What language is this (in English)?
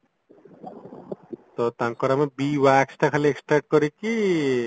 Odia